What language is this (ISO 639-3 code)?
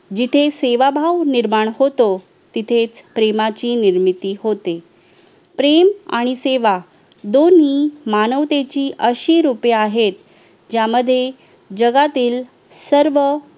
mar